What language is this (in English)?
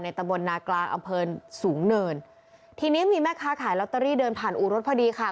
Thai